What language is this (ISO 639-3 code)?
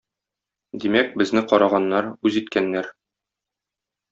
tat